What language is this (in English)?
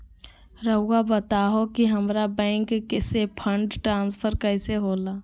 Magahi